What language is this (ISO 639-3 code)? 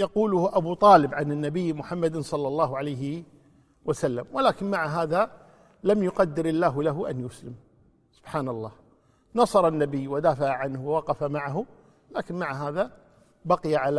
ara